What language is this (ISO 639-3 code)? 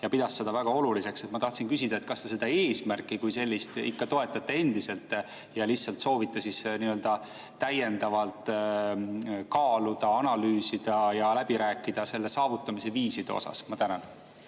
est